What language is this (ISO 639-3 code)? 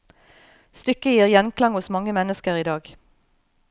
nor